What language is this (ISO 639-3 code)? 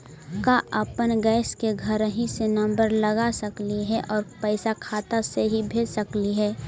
mag